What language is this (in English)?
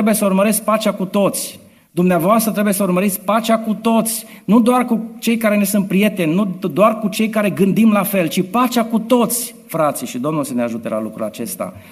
Romanian